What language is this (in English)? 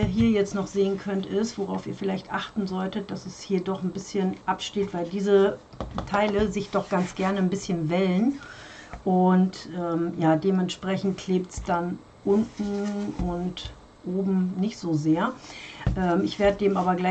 German